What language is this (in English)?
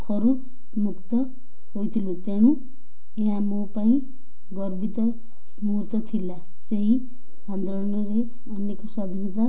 Odia